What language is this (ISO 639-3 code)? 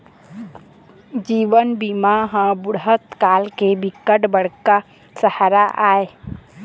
hne